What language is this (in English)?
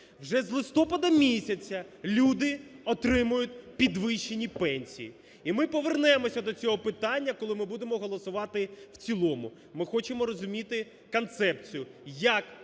Ukrainian